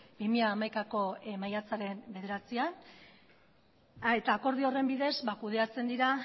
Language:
Basque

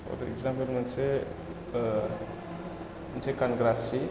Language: Bodo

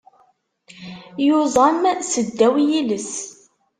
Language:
Kabyle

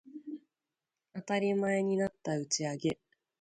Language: Japanese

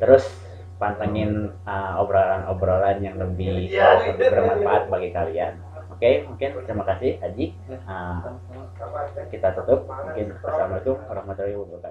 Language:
Indonesian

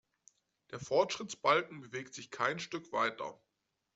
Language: German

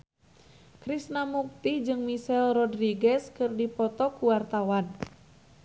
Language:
Sundanese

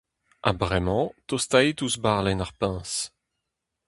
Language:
Breton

